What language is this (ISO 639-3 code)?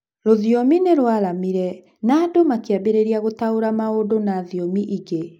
kik